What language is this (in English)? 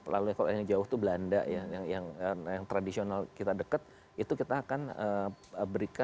Indonesian